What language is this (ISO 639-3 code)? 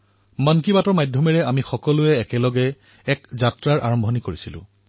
asm